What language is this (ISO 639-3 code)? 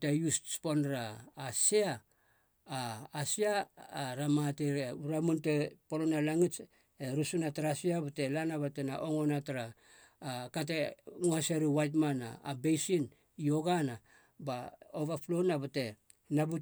hla